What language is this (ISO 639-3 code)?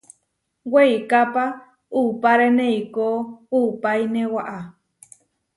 var